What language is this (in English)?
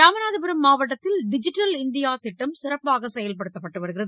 Tamil